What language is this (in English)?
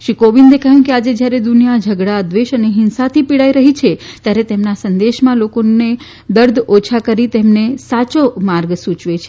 Gujarati